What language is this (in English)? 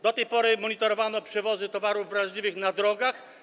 Polish